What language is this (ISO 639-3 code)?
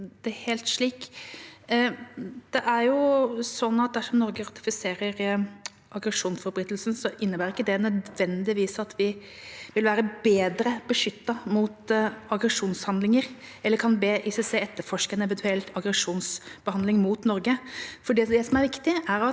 nor